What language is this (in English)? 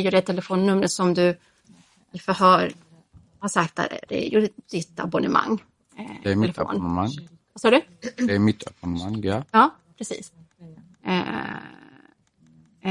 Swedish